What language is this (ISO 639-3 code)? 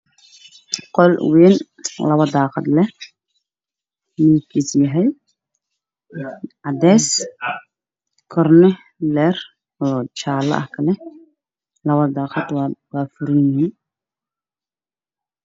som